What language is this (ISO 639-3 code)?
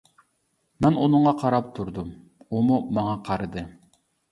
uig